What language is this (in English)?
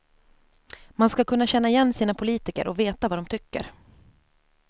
Swedish